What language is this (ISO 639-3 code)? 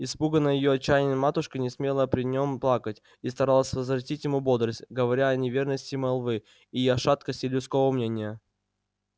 rus